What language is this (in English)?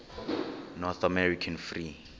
Xhosa